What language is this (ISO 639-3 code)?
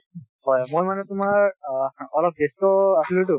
asm